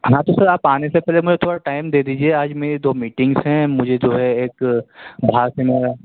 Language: Urdu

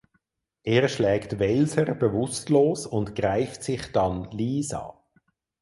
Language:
German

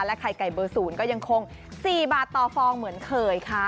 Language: Thai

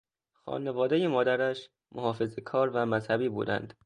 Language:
Persian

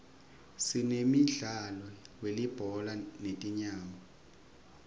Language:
Swati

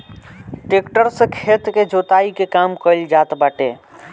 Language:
Bhojpuri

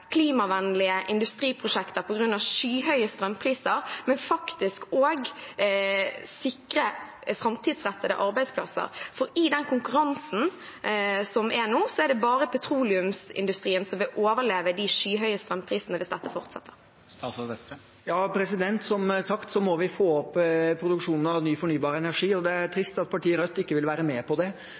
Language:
Norwegian Bokmål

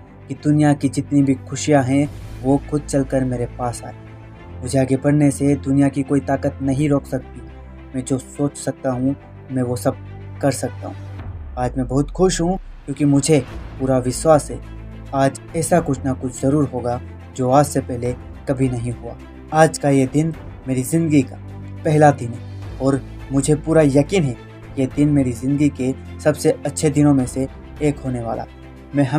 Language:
Hindi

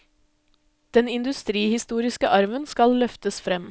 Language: Norwegian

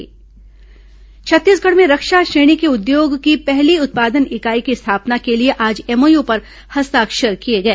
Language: Hindi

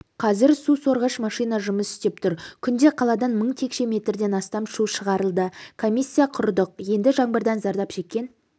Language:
Kazakh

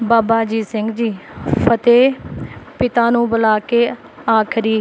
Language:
Punjabi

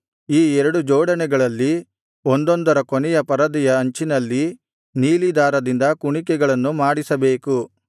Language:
Kannada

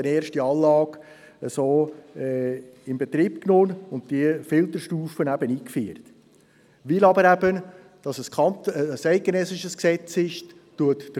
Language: Swiss German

